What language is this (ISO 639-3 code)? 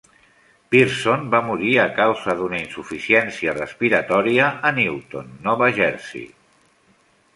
cat